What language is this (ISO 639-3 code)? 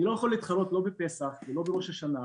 heb